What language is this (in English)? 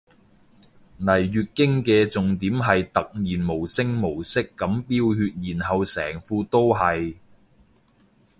Cantonese